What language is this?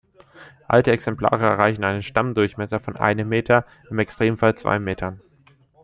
German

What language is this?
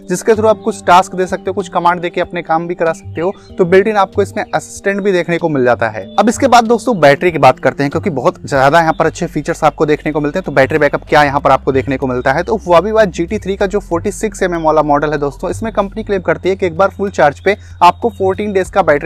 Hindi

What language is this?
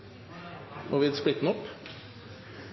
Norwegian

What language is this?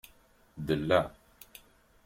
Kabyle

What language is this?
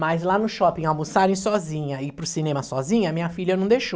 Portuguese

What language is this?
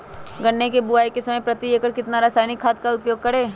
Magahi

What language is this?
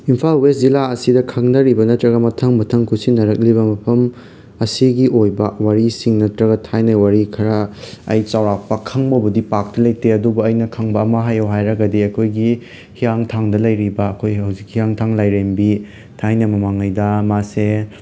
Manipuri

